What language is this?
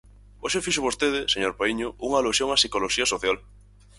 Galician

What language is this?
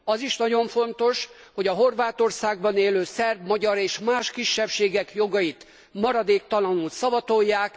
Hungarian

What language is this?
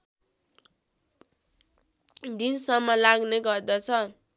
Nepali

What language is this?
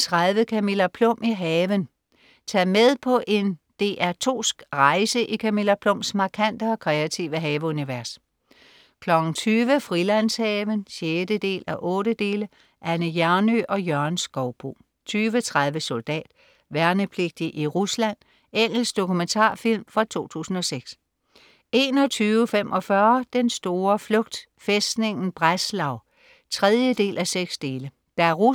Danish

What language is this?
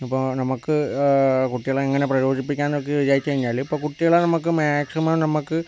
Malayalam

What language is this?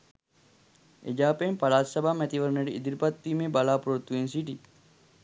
Sinhala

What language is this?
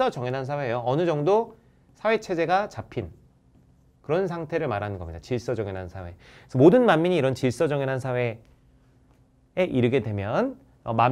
Korean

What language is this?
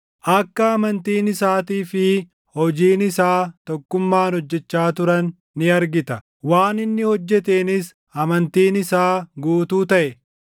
Oromo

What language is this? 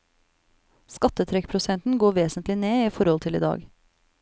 Norwegian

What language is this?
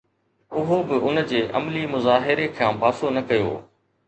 Sindhi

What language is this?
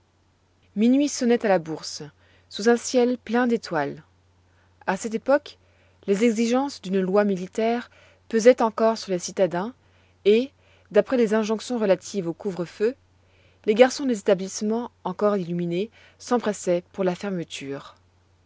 French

